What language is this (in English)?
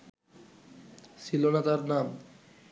Bangla